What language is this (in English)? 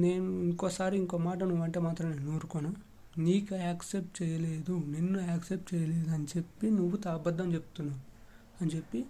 Telugu